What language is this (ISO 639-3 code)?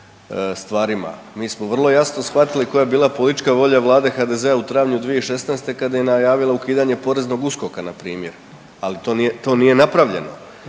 hrv